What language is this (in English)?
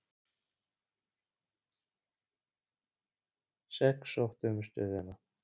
Icelandic